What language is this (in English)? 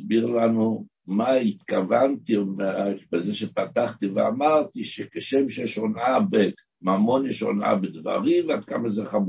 Hebrew